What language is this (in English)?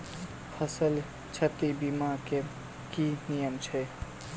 Maithili